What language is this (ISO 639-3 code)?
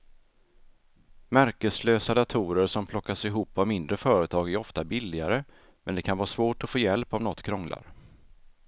swe